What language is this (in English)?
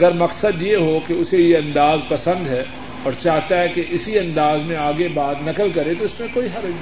Urdu